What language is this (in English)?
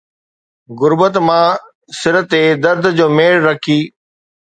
Sindhi